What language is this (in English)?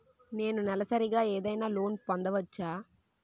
Telugu